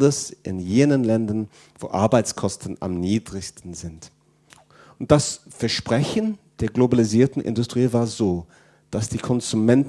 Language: German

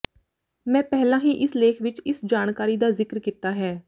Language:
Punjabi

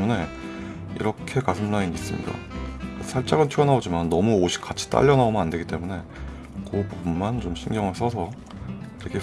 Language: Korean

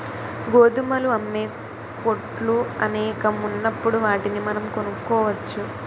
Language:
Telugu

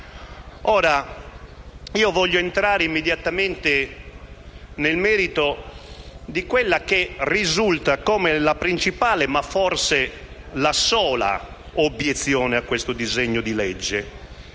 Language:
Italian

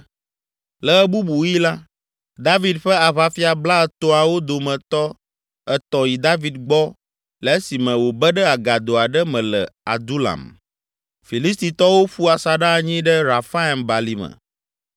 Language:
Ewe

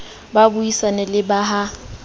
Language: Southern Sotho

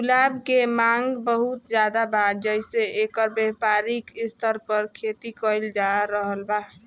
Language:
Bhojpuri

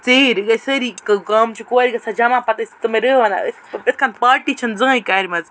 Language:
Kashmiri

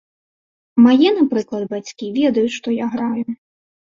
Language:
Belarusian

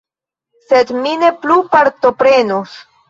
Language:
Esperanto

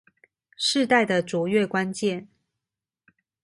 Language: Chinese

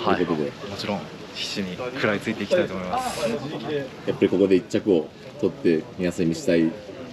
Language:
Japanese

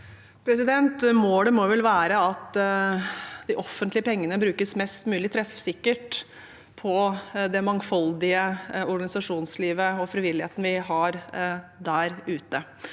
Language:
Norwegian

